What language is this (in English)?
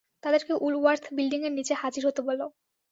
Bangla